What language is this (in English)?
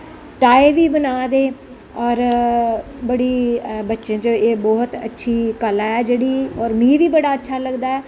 Dogri